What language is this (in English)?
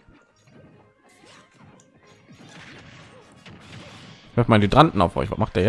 German